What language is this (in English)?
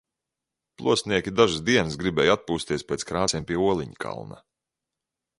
Latvian